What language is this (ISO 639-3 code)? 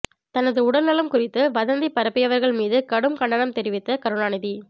tam